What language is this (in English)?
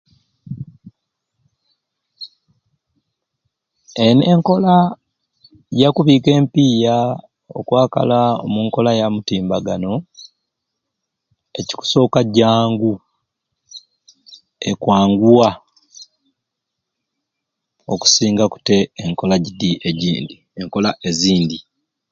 Ruuli